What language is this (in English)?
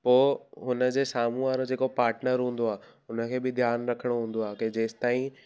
Sindhi